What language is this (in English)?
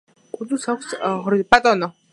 Georgian